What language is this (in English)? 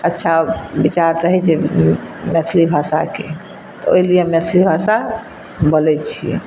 Maithili